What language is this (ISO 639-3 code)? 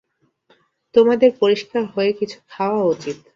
ben